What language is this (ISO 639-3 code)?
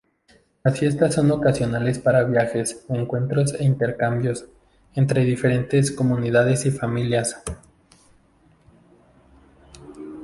spa